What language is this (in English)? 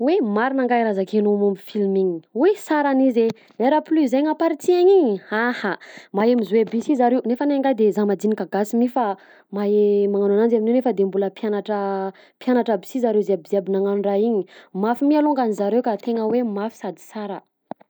Southern Betsimisaraka Malagasy